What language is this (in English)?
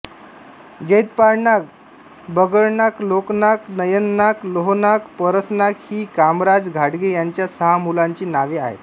Marathi